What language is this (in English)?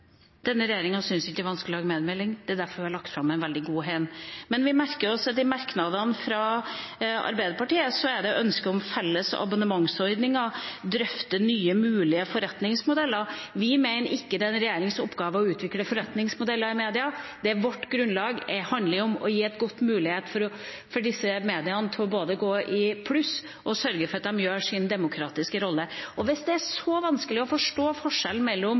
Norwegian Bokmål